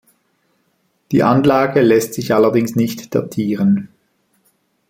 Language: German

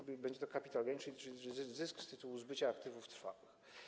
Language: Polish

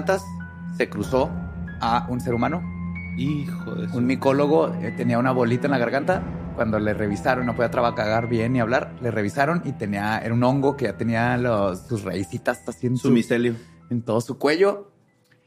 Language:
Spanish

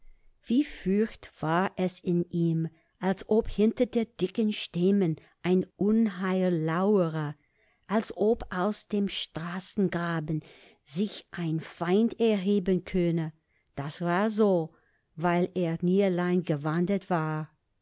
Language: German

